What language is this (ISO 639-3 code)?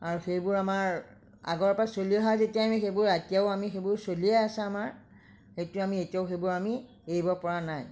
asm